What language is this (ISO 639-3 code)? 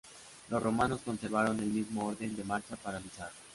spa